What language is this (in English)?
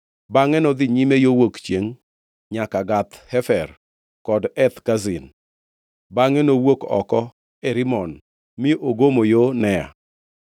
Luo (Kenya and Tanzania)